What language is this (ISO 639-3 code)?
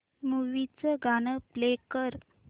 mar